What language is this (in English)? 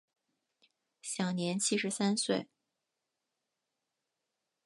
Chinese